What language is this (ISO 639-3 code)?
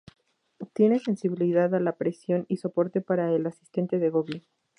spa